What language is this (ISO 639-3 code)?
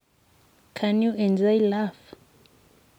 kln